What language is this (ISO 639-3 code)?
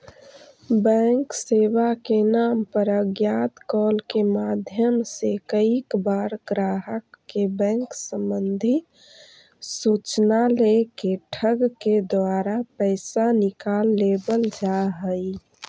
mag